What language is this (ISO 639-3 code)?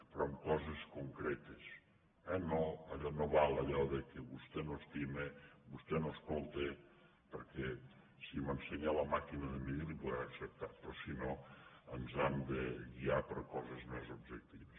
cat